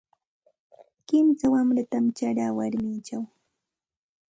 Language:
Santa Ana de Tusi Pasco Quechua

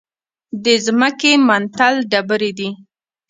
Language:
Pashto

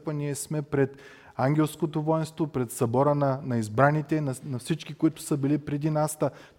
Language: Bulgarian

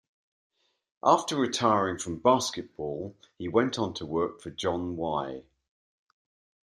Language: English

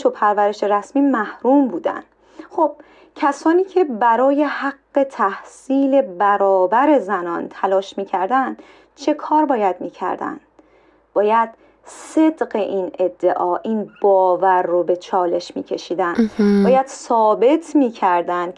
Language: Persian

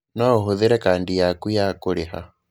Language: Kikuyu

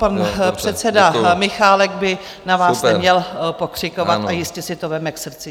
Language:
Czech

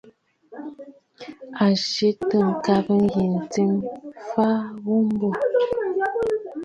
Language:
Bafut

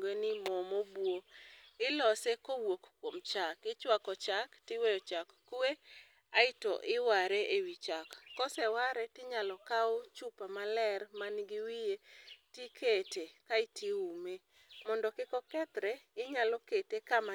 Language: Luo (Kenya and Tanzania)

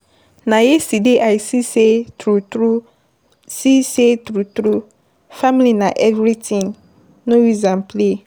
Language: Nigerian Pidgin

